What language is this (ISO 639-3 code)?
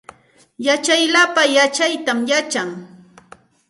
qxt